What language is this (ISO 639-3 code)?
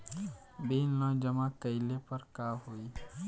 bho